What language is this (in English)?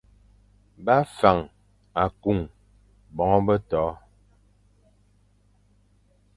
Fang